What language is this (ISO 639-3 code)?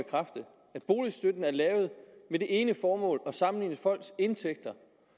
dan